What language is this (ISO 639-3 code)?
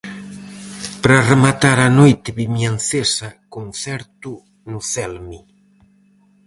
glg